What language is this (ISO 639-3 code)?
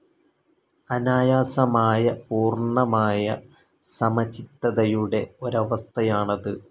mal